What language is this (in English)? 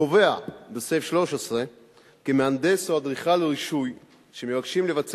Hebrew